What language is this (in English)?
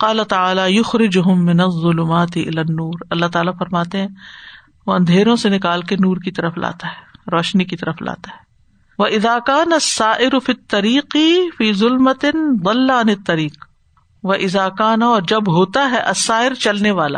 Urdu